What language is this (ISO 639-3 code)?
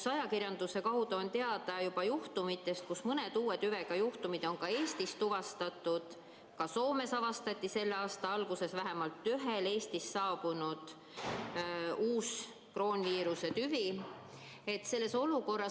est